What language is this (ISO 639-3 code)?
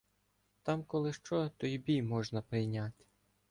ukr